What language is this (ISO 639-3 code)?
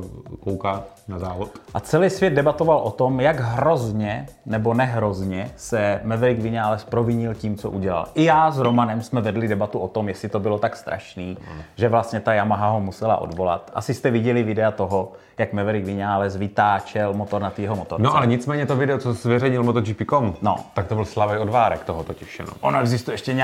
ces